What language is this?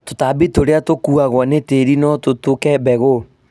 Kikuyu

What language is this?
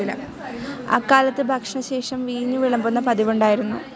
Malayalam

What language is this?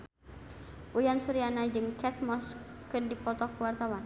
Sundanese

